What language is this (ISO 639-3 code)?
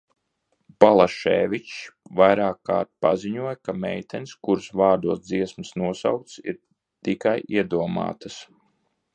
lav